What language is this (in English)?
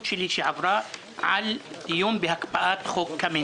Hebrew